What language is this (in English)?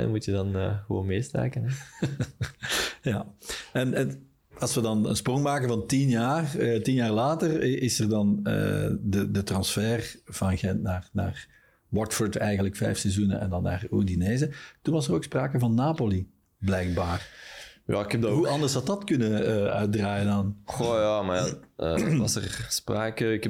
Dutch